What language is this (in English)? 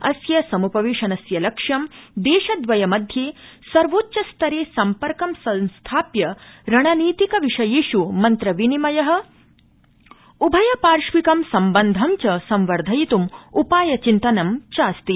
Sanskrit